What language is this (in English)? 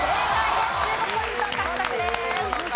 Japanese